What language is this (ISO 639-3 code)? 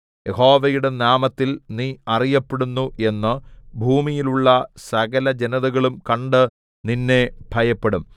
mal